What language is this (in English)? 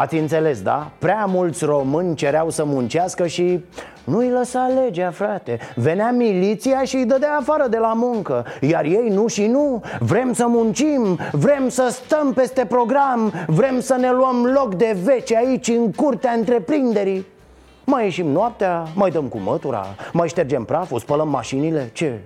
Romanian